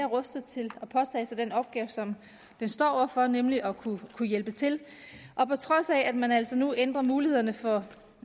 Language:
Danish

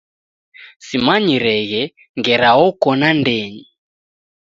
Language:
Taita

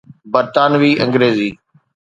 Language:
Sindhi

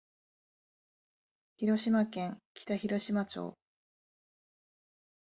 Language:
Japanese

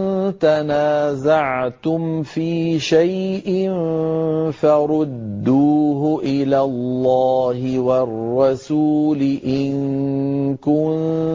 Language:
Arabic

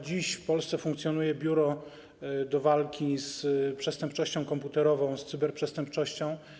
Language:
Polish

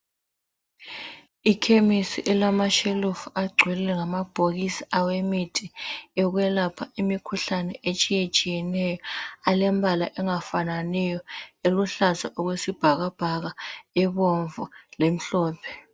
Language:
North Ndebele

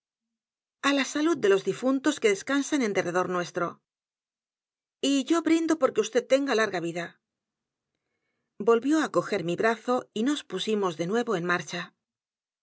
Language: Spanish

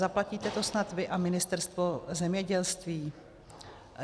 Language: Czech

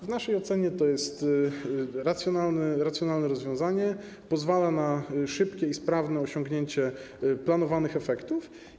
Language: Polish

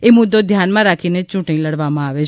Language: Gujarati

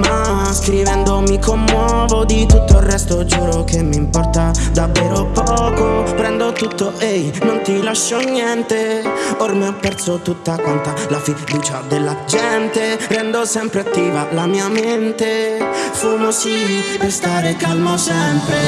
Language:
Italian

